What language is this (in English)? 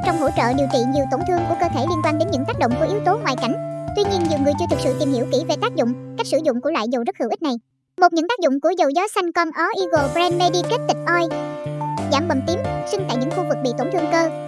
Vietnamese